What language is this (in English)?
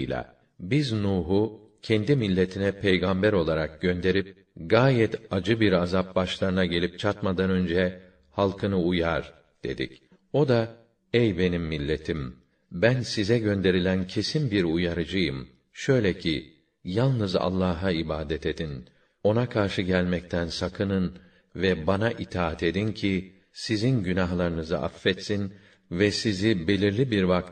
Turkish